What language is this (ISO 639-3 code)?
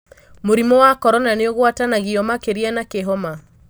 kik